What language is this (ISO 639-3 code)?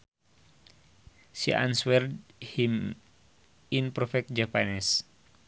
sun